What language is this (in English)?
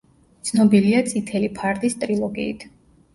Georgian